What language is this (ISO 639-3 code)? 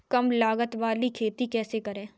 hin